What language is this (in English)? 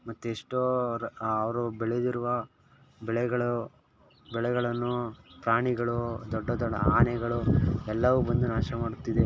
Kannada